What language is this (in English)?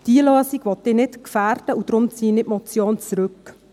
Swiss German